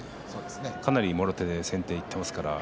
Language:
Japanese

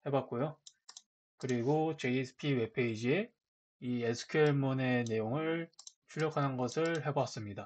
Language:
Korean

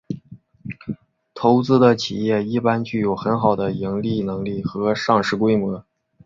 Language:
Chinese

